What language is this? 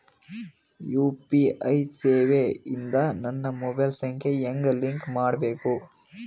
Kannada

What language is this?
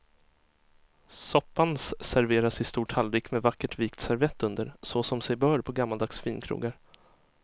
Swedish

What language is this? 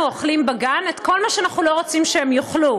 Hebrew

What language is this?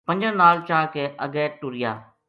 Gujari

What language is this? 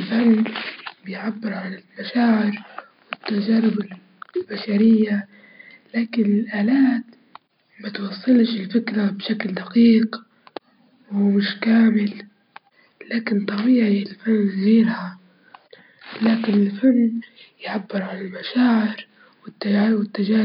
Libyan Arabic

